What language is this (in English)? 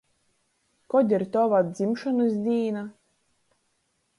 Latgalian